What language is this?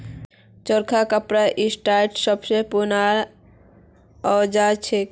Magahi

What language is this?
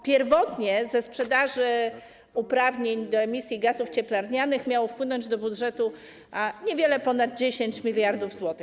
Polish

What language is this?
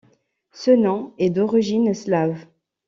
French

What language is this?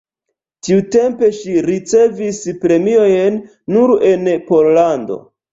Esperanto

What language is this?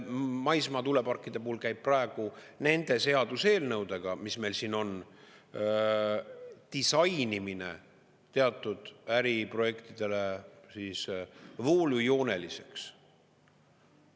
Estonian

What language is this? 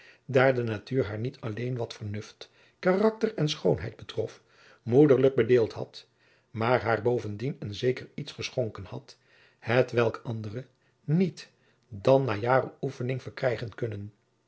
Dutch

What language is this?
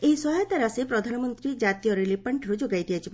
Odia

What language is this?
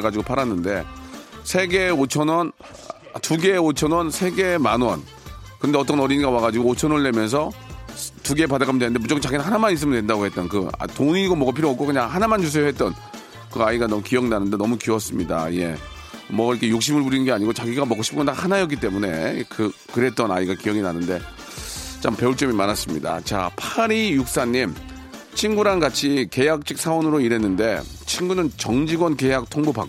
Korean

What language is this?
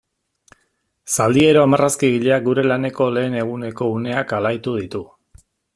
Basque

